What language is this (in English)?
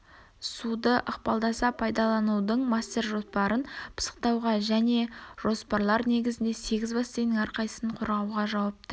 Kazakh